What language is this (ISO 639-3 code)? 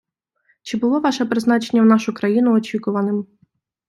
ukr